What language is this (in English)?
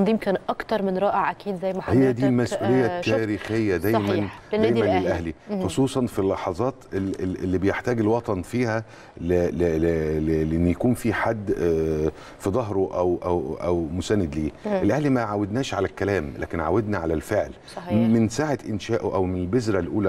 Arabic